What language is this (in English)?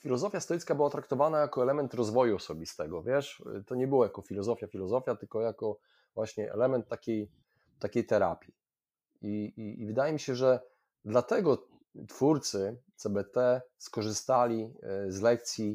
Polish